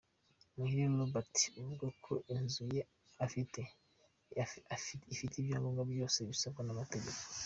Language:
Kinyarwanda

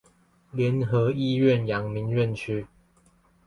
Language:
Chinese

